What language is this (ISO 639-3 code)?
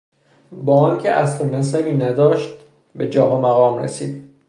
fas